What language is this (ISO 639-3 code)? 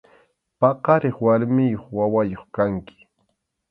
qxu